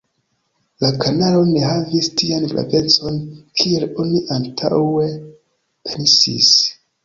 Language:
Esperanto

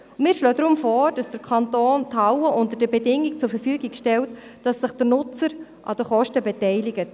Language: Swiss German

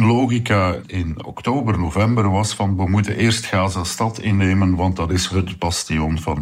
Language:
Dutch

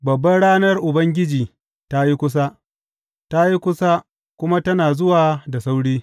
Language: Hausa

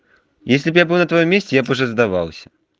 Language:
Russian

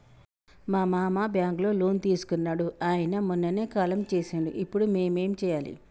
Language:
Telugu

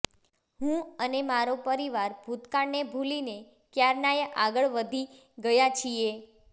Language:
Gujarati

